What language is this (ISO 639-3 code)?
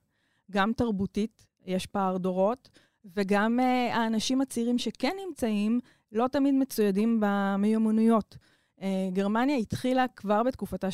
heb